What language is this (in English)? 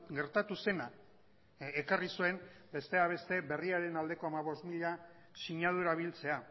Basque